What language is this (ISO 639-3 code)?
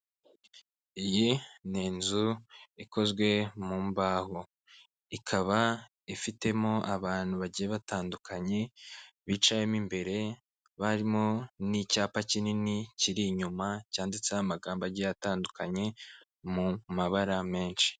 kin